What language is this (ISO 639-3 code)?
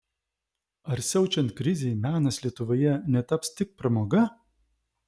lit